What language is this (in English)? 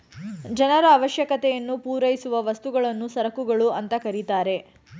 Kannada